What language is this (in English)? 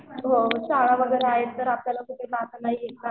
Marathi